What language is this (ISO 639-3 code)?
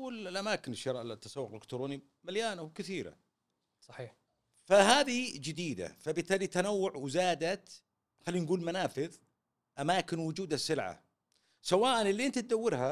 ara